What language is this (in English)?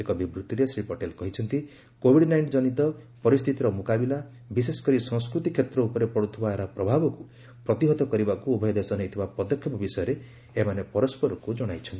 Odia